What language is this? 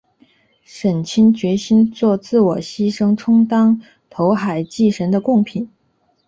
Chinese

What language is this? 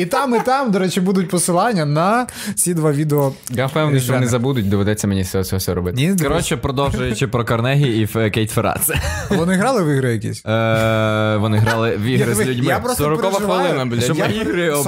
Ukrainian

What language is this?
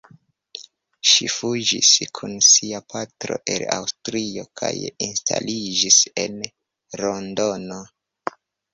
Esperanto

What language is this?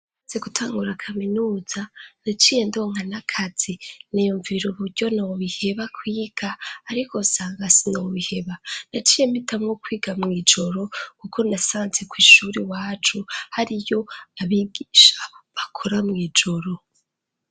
Rundi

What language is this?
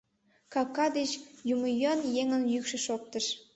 Mari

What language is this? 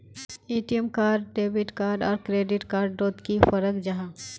Magahi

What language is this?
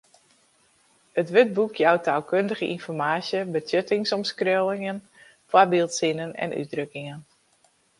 Western Frisian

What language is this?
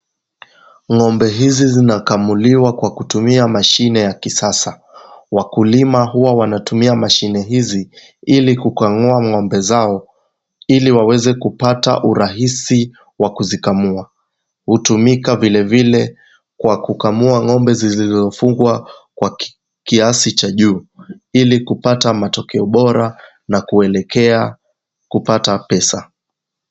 Swahili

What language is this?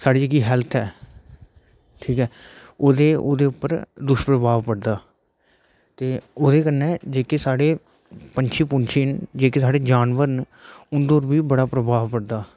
Dogri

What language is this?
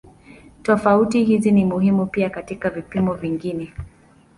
Swahili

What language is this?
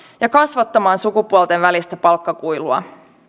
Finnish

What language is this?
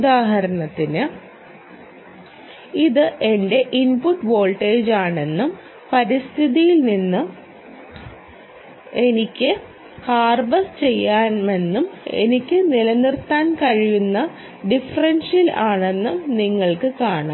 Malayalam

